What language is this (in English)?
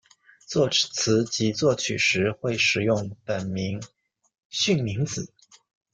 Chinese